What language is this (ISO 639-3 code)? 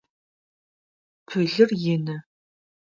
ady